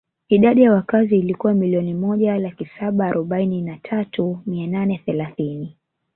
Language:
Swahili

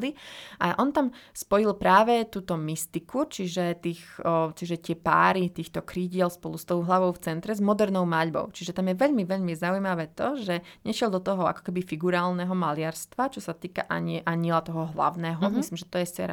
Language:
Slovak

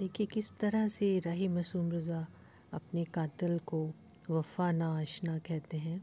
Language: Hindi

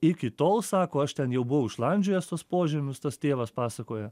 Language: Lithuanian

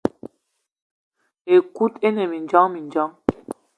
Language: Eton (Cameroon)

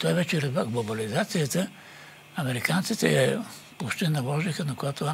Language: Bulgarian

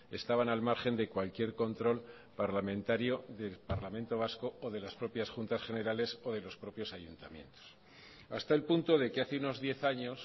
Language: Spanish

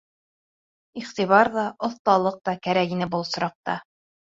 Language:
Bashkir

